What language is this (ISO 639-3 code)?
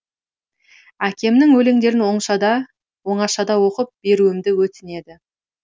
kaz